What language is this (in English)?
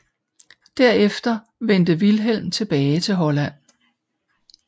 Danish